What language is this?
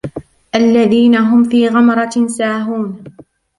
Arabic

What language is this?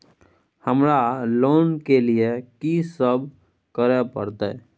Maithili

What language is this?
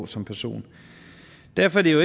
Danish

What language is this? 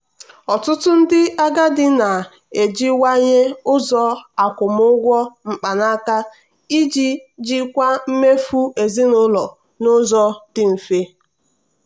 Igbo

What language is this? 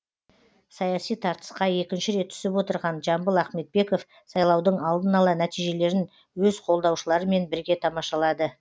Kazakh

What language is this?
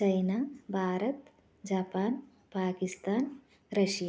Telugu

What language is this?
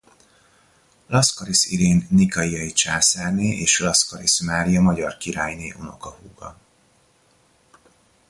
Hungarian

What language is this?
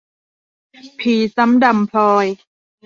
Thai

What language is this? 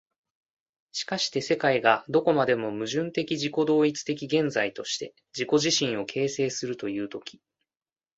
Japanese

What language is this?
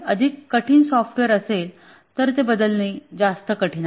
Marathi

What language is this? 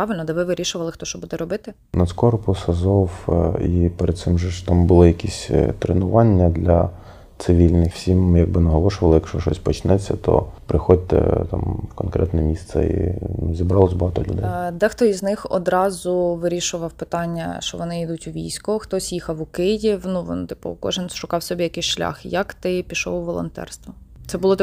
Ukrainian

